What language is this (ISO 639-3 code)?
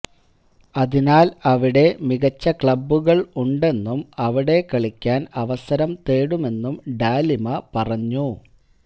mal